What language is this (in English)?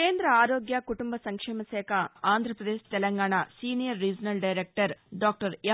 Telugu